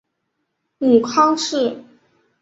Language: Chinese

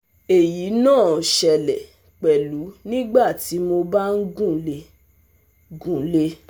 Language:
Yoruba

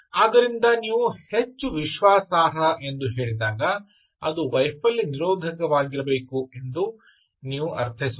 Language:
Kannada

